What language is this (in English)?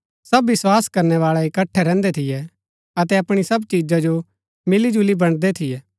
Gaddi